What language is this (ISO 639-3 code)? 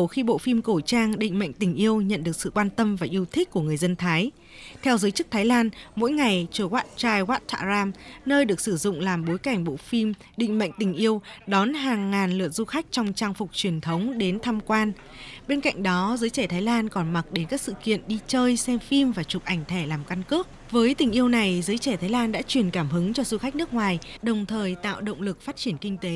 vie